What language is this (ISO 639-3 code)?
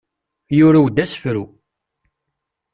kab